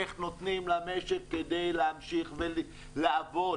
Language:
Hebrew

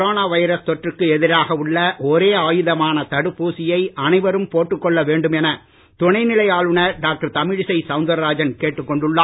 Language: Tamil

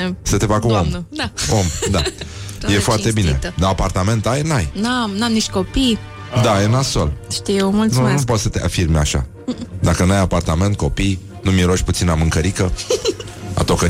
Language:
Romanian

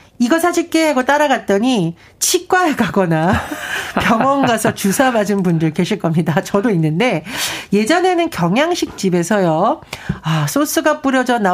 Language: Korean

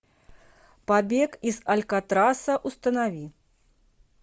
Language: Russian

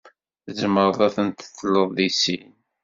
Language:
Kabyle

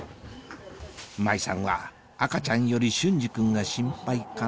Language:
Japanese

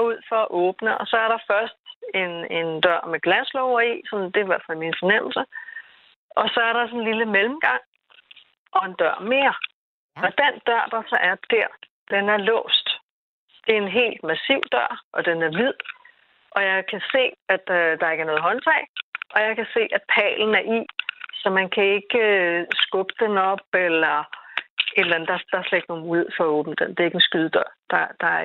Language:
Danish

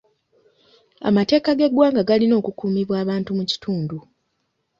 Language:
Ganda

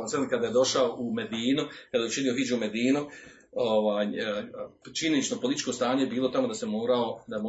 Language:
Croatian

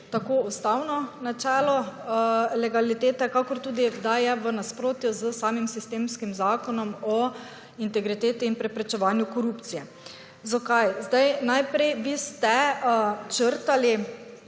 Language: Slovenian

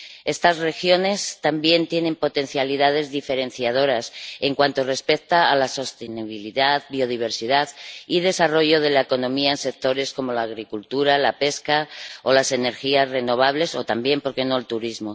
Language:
Spanish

